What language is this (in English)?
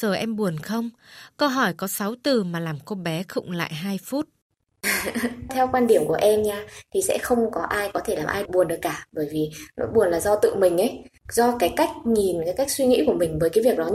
Vietnamese